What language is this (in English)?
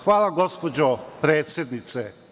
Serbian